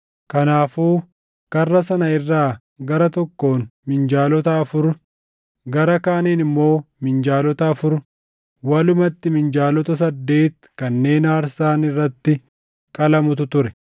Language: Oromo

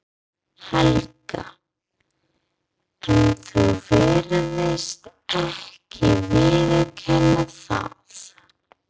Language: Icelandic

